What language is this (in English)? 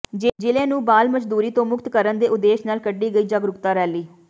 Punjabi